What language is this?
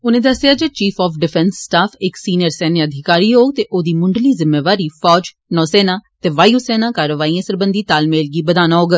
Dogri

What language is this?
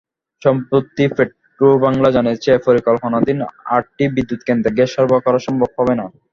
Bangla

